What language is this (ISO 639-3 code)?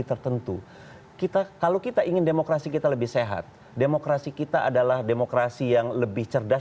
ind